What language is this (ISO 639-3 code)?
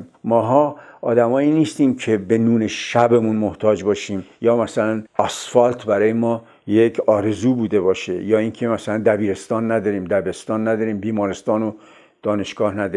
fas